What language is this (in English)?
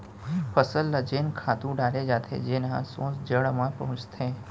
Chhattisgarhi